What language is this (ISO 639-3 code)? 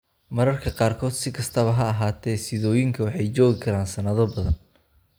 som